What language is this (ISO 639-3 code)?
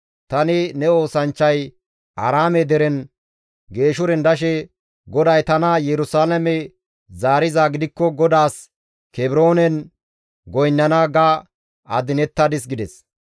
gmv